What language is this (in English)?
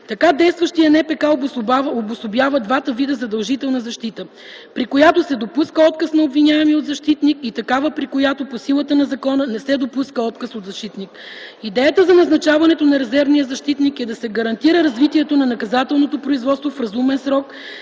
Bulgarian